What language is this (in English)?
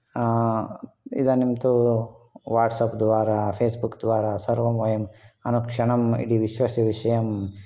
Sanskrit